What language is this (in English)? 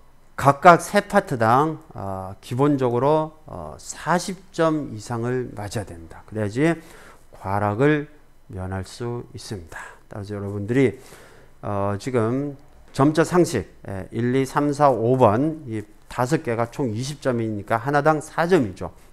Korean